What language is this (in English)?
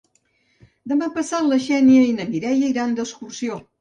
Catalan